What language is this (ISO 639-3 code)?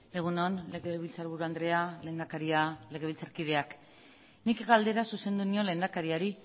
eus